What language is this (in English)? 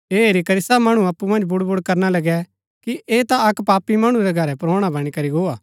Gaddi